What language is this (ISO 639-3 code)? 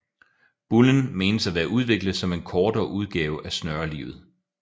dan